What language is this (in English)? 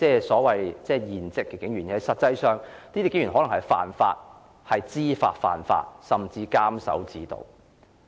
Cantonese